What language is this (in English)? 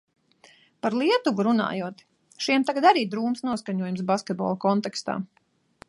Latvian